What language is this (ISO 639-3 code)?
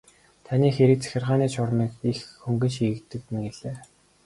mon